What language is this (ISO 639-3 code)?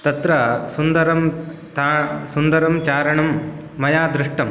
san